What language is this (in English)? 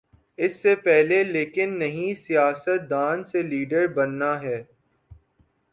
Urdu